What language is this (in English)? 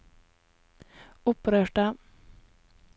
Norwegian